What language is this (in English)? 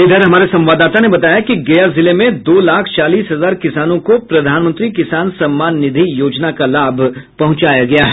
Hindi